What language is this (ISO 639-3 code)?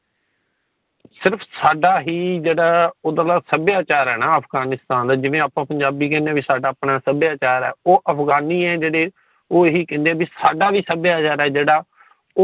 pan